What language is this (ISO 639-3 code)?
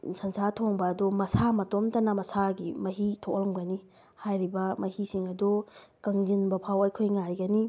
mni